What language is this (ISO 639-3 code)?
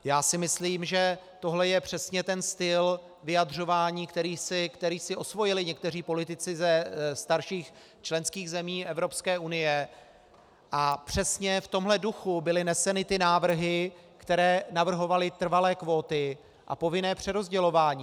ces